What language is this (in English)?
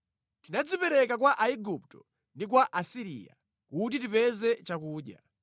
Nyanja